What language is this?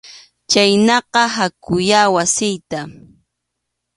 Arequipa-La Unión Quechua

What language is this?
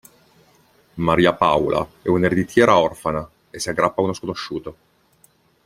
Italian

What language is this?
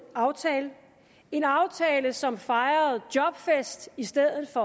Danish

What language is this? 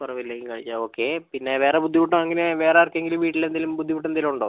Malayalam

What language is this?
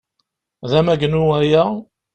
Kabyle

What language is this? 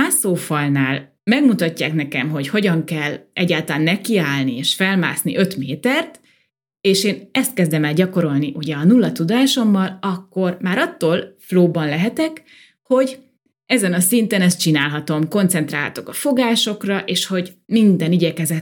Hungarian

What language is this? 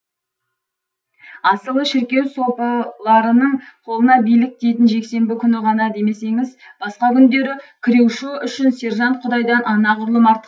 Kazakh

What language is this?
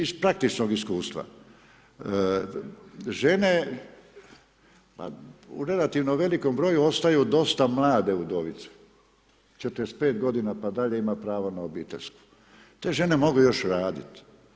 Croatian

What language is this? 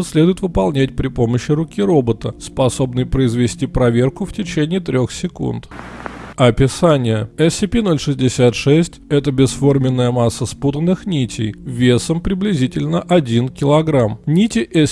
Russian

